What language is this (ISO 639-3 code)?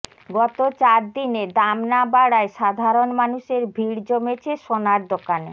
ben